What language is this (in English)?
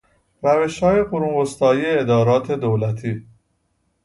Persian